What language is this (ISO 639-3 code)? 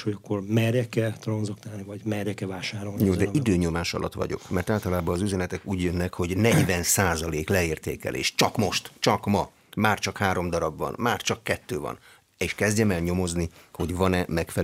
hun